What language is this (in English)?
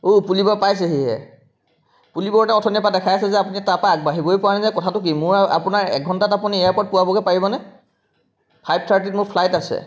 Assamese